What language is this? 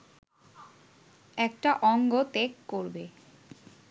Bangla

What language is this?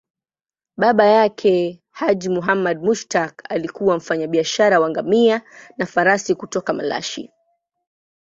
Swahili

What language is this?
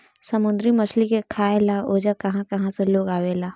Bhojpuri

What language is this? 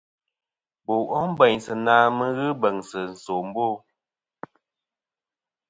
Kom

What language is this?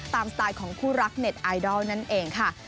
Thai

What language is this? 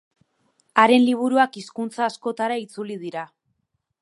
Basque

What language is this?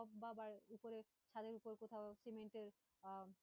Bangla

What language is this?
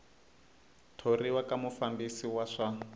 Tsonga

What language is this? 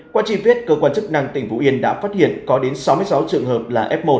Vietnamese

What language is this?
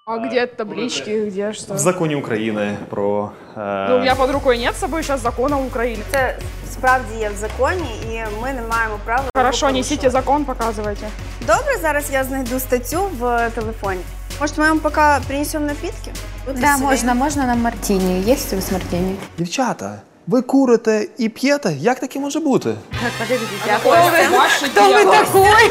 Russian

